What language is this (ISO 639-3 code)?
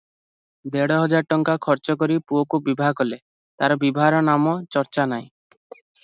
ori